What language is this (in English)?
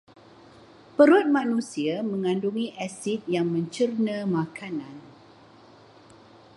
Malay